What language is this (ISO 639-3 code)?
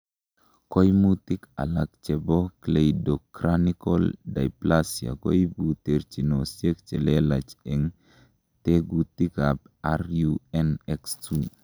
kln